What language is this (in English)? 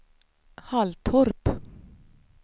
Swedish